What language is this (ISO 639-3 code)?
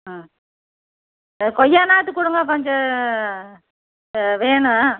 tam